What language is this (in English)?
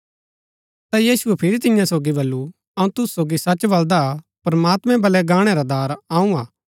Gaddi